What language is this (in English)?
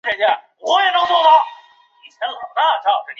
Chinese